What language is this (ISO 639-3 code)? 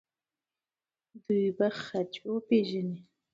pus